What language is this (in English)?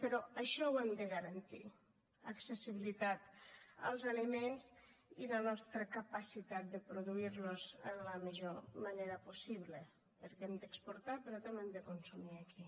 Catalan